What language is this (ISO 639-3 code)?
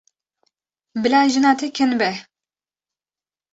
kur